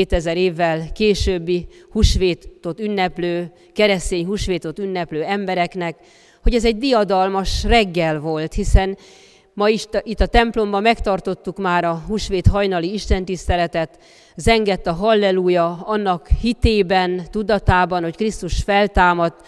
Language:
Hungarian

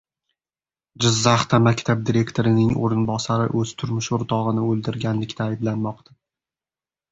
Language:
Uzbek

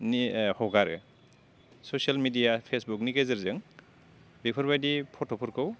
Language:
Bodo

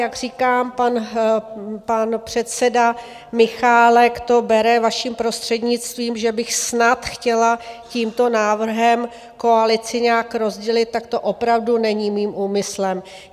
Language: Czech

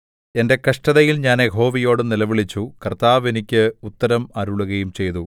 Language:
Malayalam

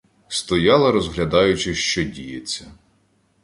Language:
Ukrainian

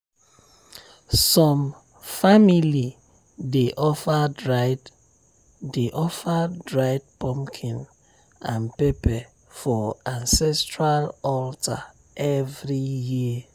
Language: Nigerian Pidgin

